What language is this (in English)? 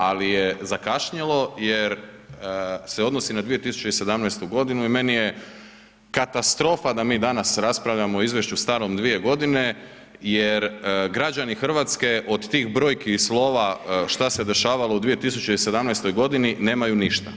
Croatian